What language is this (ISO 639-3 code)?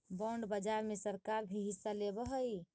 mag